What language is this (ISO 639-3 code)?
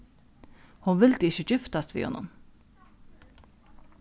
fao